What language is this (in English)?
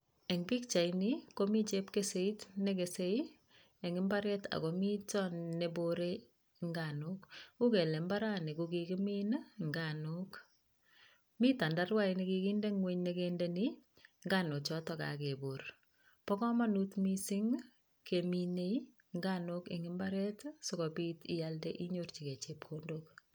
Kalenjin